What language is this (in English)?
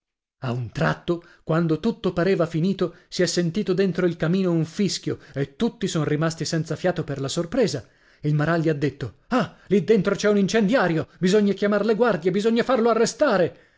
Italian